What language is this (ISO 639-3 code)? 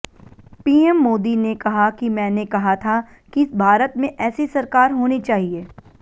hin